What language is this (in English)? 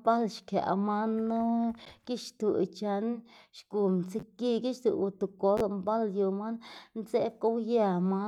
Xanaguía Zapotec